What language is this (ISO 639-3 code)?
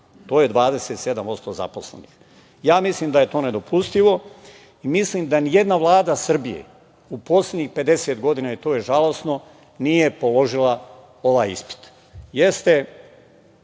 srp